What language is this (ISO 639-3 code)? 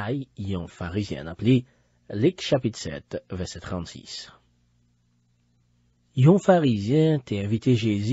fra